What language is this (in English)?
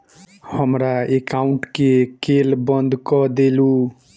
Maithili